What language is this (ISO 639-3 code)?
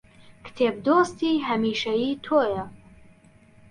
ckb